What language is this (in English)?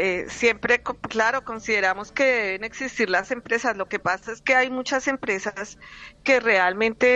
Spanish